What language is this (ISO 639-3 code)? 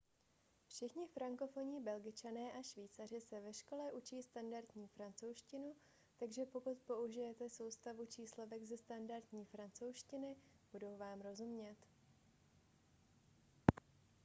ces